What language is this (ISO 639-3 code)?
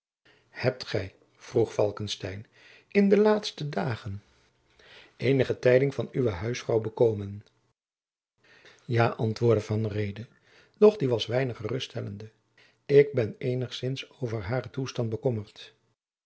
nld